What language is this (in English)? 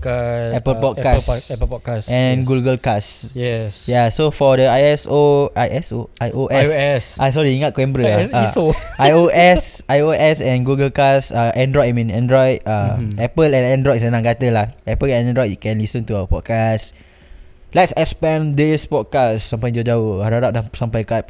Malay